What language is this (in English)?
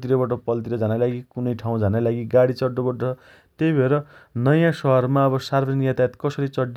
Dotyali